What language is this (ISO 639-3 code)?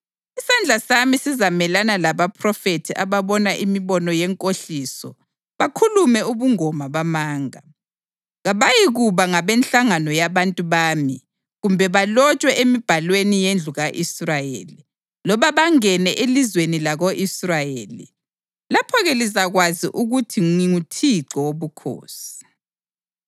nde